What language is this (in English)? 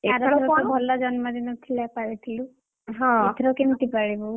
Odia